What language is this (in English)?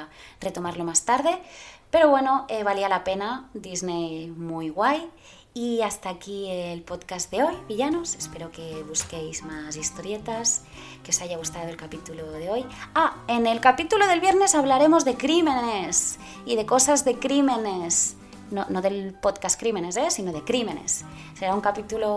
Spanish